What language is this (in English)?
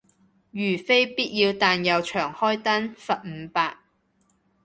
Cantonese